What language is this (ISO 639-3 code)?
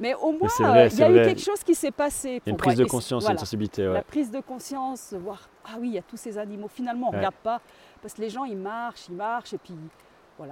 fra